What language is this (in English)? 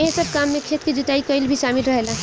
Bhojpuri